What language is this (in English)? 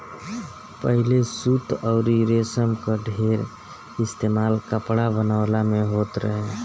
Bhojpuri